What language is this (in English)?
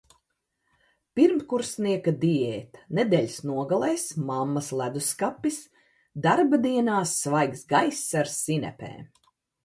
Latvian